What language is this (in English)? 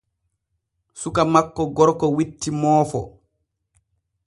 Borgu Fulfulde